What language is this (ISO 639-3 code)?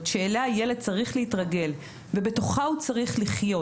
heb